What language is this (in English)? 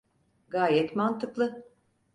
Turkish